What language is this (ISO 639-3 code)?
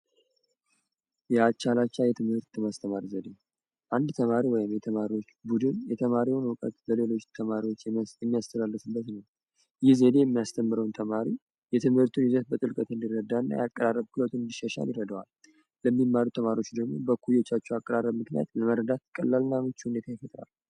amh